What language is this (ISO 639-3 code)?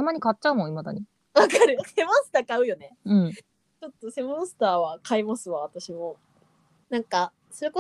jpn